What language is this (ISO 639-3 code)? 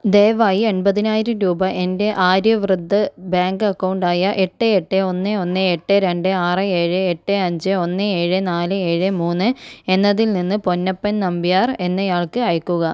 mal